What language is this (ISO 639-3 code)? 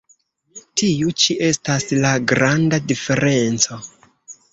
epo